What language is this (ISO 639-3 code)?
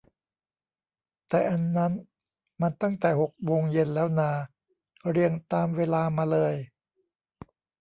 tha